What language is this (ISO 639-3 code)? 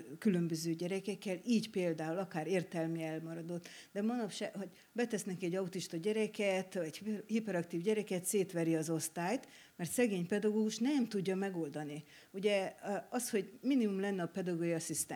hun